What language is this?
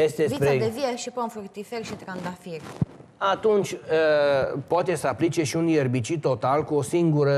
Romanian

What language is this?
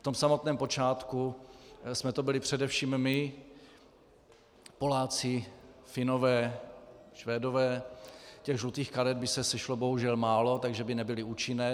Czech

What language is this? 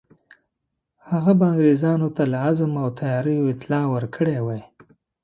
Pashto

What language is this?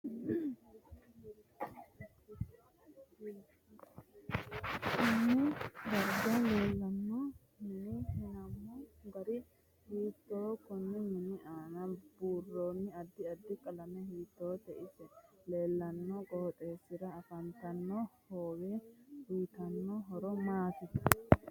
Sidamo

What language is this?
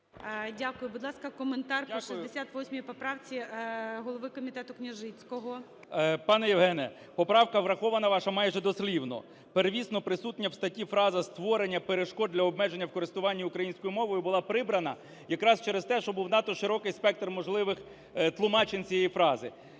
Ukrainian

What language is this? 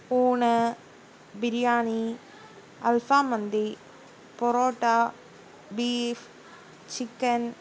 Malayalam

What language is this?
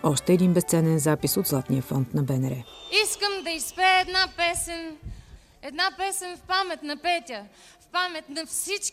Bulgarian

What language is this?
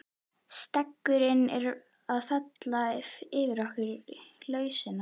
Icelandic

